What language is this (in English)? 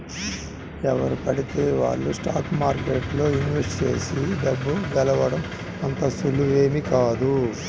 Telugu